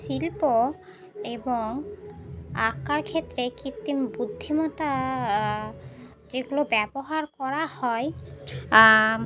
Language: Bangla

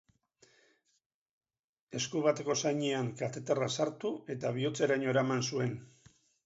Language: Basque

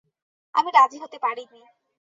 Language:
Bangla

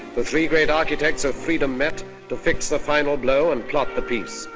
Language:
English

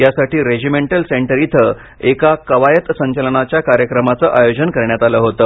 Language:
Marathi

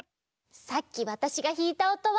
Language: Japanese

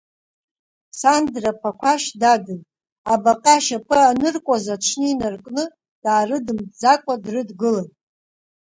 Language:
Abkhazian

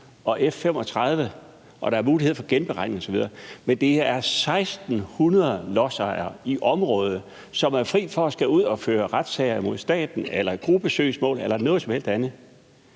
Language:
Danish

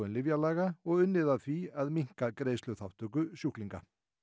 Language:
Icelandic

